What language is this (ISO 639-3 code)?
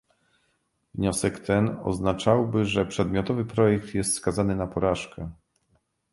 pol